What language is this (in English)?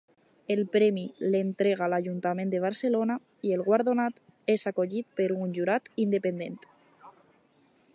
Catalan